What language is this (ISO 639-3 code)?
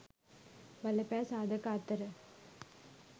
sin